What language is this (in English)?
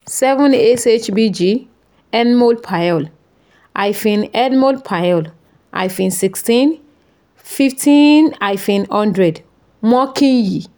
Yoruba